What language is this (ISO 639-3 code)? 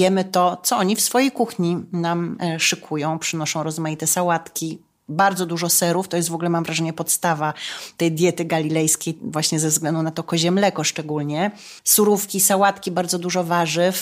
pol